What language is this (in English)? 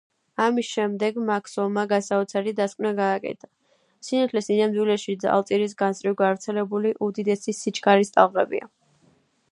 Georgian